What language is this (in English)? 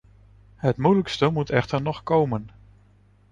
Dutch